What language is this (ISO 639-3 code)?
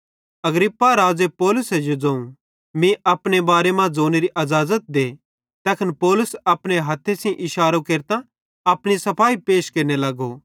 bhd